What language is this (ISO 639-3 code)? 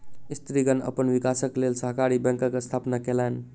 mai